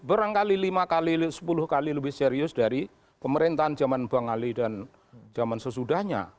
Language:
Indonesian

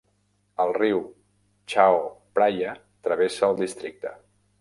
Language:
Catalan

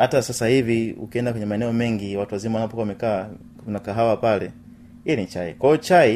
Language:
Swahili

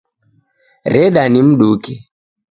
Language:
Taita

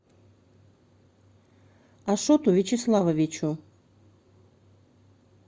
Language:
Russian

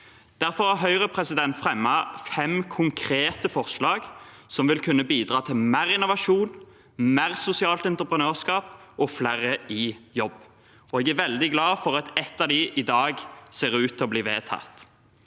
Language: Norwegian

